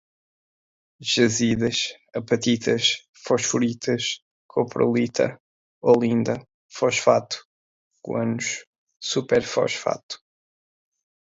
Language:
Portuguese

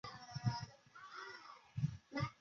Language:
Chinese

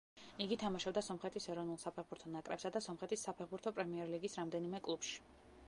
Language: Georgian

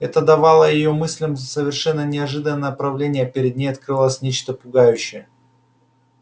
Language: Russian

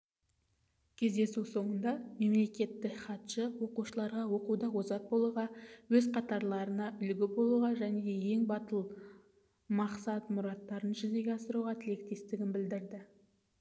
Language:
Kazakh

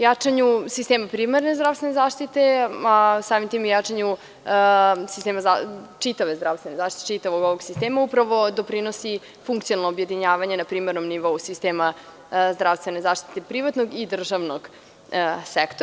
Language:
Serbian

